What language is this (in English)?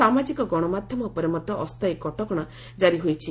Odia